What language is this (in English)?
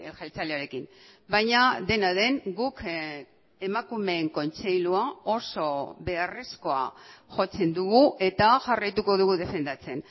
Basque